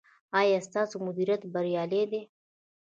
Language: Pashto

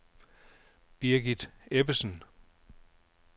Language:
Danish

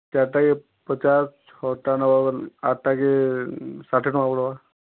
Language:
Odia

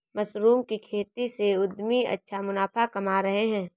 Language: Hindi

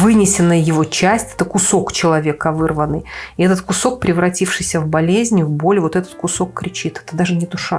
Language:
Russian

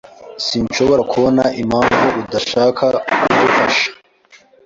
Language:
Kinyarwanda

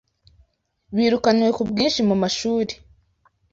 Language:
Kinyarwanda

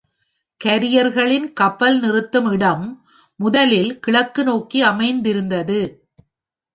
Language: Tamil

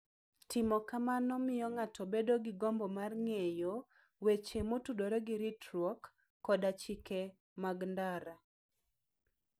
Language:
Luo (Kenya and Tanzania)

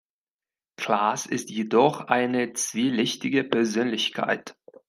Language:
German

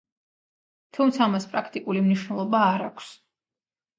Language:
Georgian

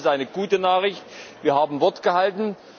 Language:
German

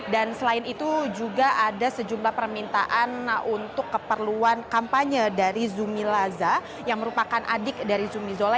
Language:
Indonesian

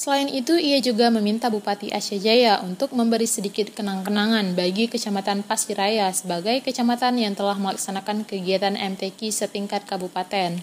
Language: Indonesian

